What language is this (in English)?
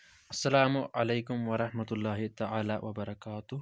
Kashmiri